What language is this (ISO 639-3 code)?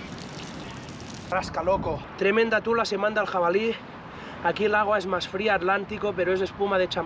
spa